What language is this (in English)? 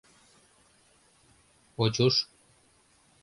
Mari